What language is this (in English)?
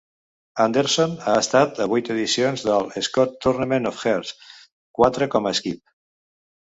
Catalan